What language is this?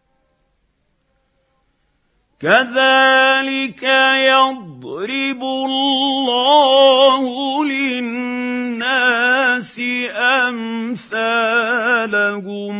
Arabic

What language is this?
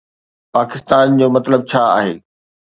Sindhi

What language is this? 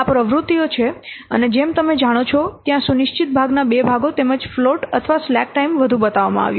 Gujarati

